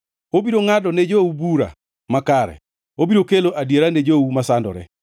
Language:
Luo (Kenya and Tanzania)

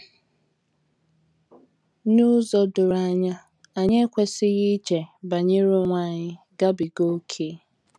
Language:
Igbo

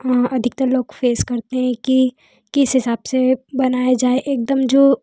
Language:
Hindi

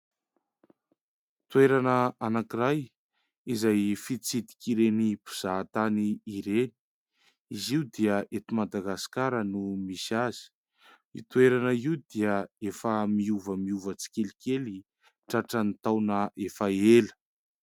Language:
Malagasy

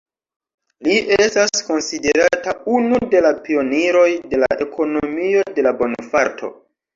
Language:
Esperanto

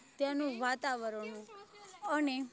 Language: Gujarati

